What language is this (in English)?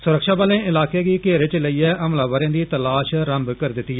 Dogri